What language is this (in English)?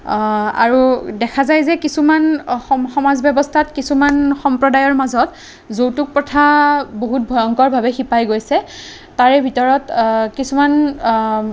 Assamese